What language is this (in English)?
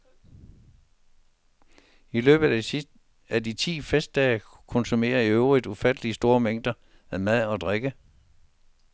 Danish